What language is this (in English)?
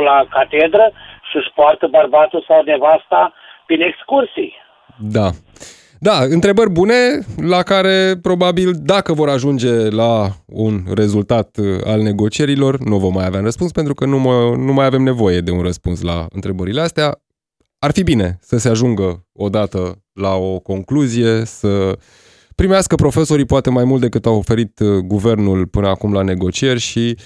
Romanian